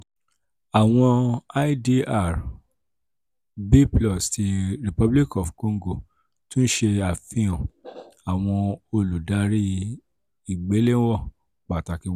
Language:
Yoruba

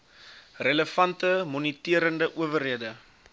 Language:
Afrikaans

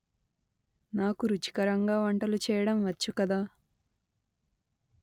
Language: Telugu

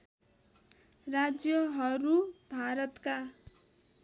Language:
Nepali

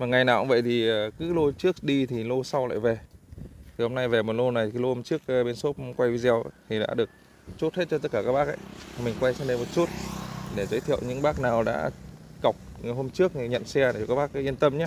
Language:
Vietnamese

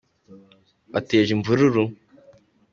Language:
Kinyarwanda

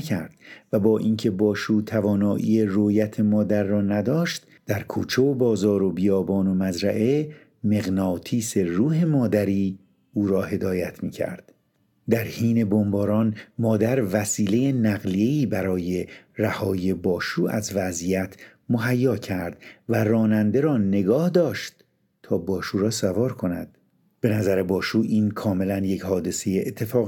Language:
Persian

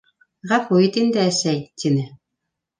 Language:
Bashkir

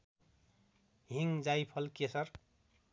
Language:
Nepali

